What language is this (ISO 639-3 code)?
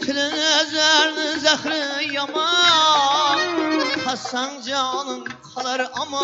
tur